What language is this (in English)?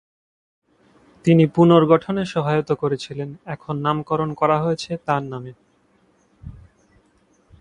Bangla